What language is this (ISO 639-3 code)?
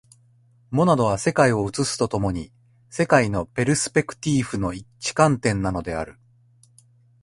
jpn